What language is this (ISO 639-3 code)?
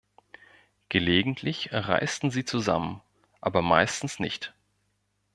deu